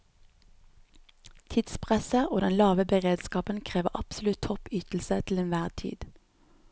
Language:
Norwegian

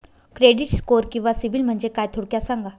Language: Marathi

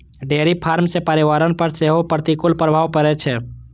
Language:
Maithili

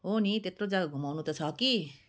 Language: Nepali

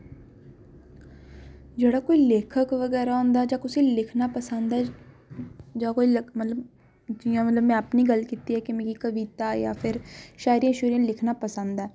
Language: Dogri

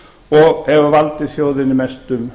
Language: Icelandic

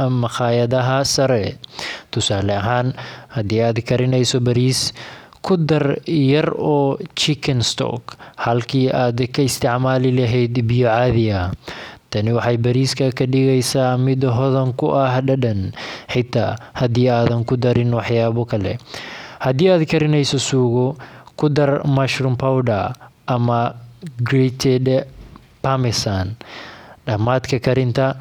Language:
Somali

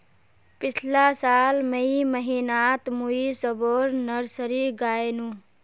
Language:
Magahi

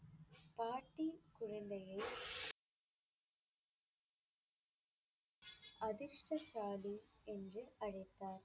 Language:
Tamil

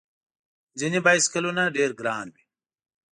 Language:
Pashto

